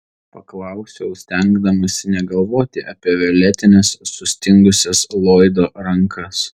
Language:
Lithuanian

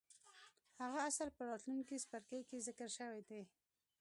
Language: Pashto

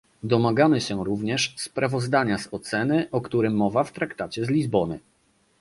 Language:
Polish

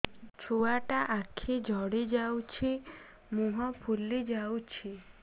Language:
Odia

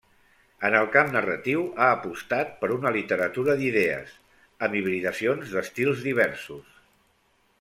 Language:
Catalan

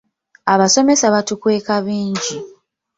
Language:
Ganda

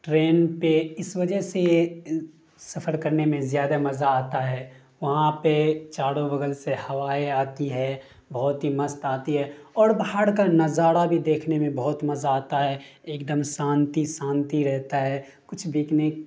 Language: Urdu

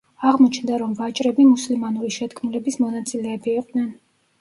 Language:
Georgian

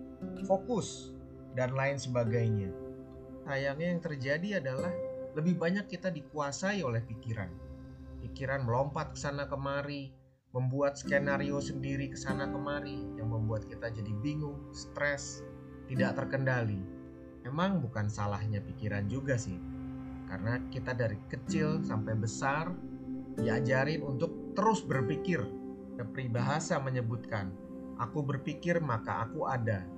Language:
Indonesian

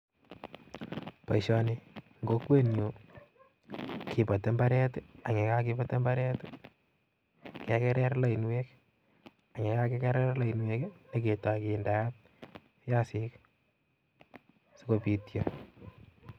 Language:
Kalenjin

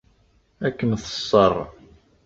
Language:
Kabyle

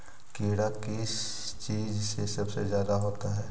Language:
Magahi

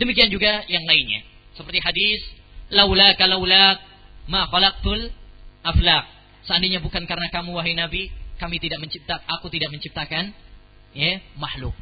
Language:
Malay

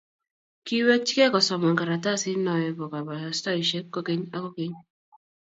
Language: Kalenjin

